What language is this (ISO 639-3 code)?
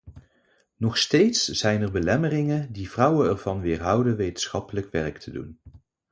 nld